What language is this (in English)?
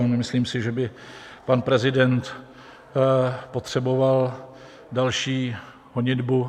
Czech